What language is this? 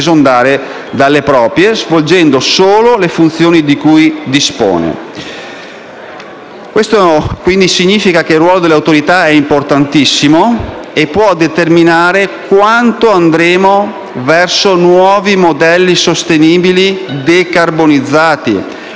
Italian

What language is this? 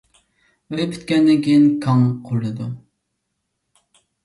Uyghur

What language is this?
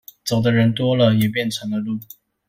Chinese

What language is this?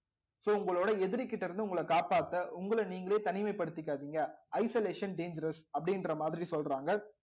Tamil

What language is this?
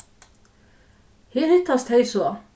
Faroese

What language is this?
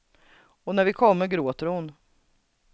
Swedish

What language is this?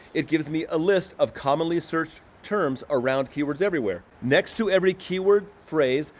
English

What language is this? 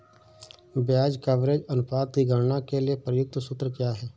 Hindi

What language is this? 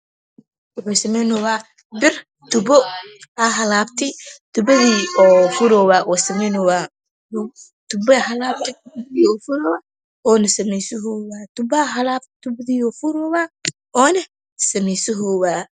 Somali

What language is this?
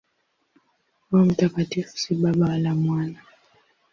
Swahili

